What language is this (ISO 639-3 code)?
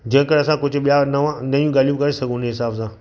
snd